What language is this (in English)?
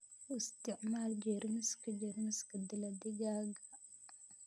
Somali